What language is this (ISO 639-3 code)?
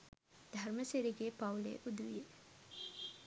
sin